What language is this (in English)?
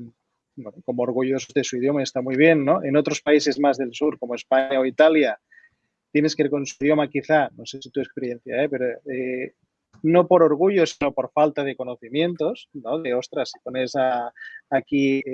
Spanish